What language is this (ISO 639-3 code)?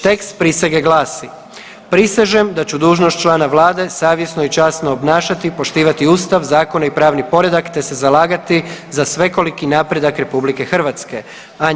hrv